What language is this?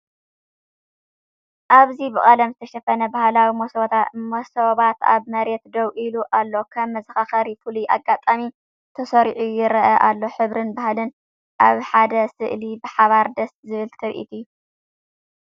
Tigrinya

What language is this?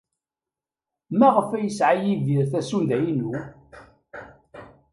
Kabyle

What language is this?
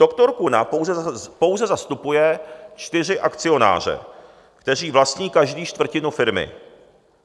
Czech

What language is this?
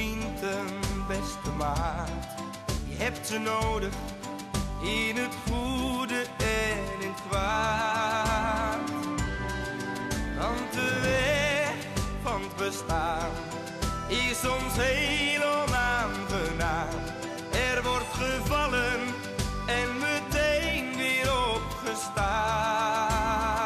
Dutch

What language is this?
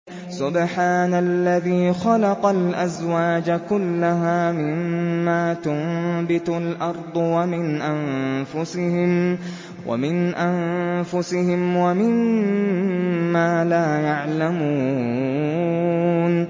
Arabic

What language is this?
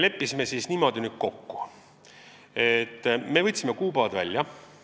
Estonian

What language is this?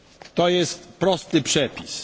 Polish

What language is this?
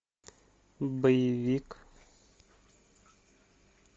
Russian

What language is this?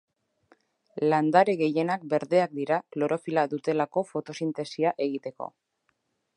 Basque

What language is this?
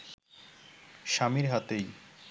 Bangla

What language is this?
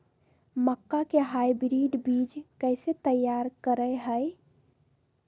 Magahi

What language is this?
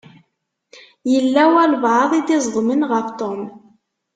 Kabyle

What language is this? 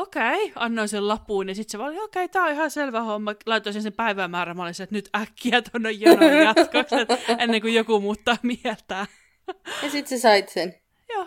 Finnish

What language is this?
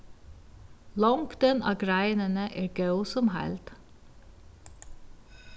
Faroese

